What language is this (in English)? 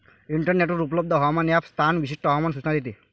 Marathi